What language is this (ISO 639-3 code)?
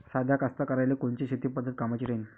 mar